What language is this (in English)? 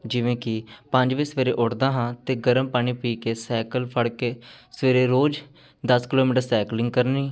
Punjabi